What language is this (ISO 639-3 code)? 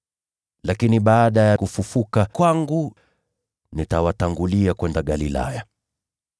swa